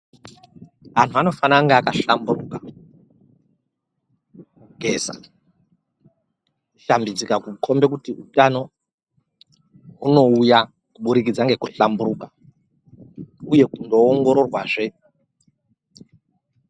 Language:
Ndau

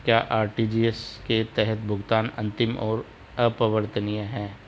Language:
Hindi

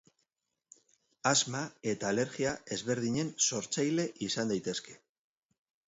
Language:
Basque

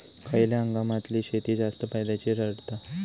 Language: Marathi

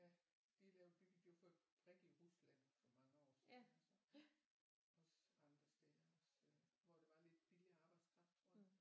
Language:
Danish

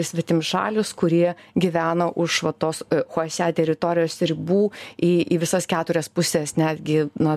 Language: Lithuanian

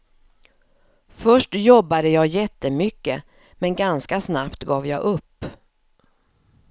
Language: Swedish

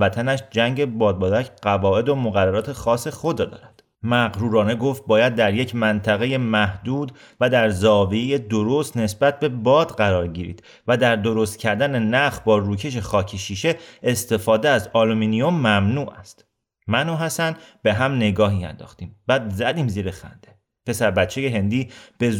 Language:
Persian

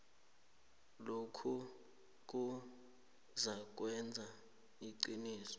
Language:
South Ndebele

